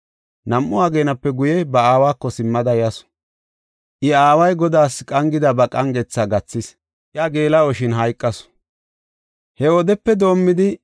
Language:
Gofa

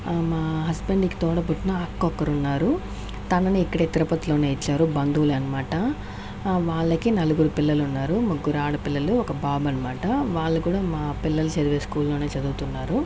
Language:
Telugu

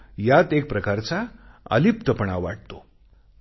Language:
Marathi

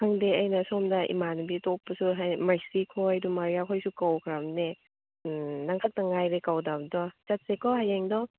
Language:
Manipuri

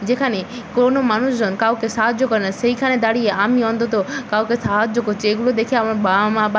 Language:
Bangla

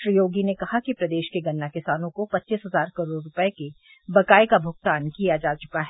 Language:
Hindi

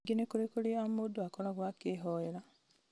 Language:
Kikuyu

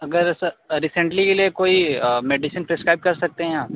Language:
Hindi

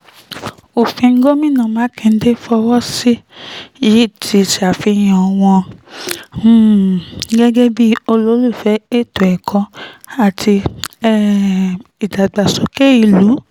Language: Yoruba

